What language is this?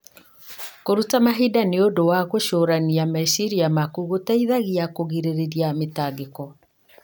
Kikuyu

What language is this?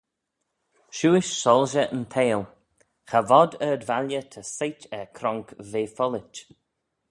Manx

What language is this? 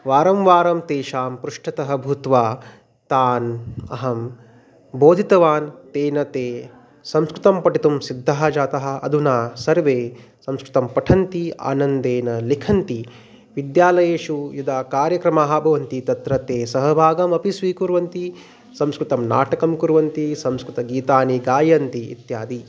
Sanskrit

